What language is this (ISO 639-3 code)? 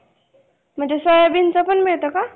mar